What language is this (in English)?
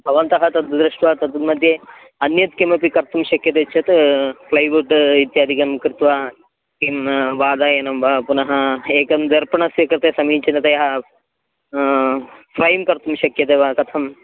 Sanskrit